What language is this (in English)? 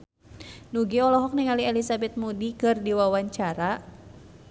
Sundanese